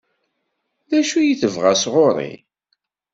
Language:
Kabyle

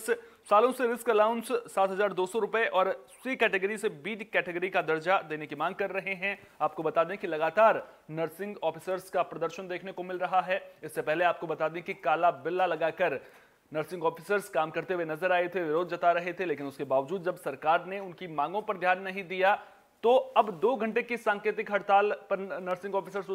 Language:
Hindi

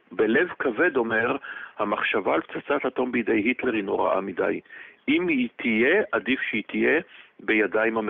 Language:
Hebrew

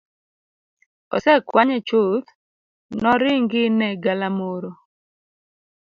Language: Luo (Kenya and Tanzania)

